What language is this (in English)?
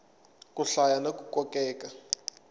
Tsonga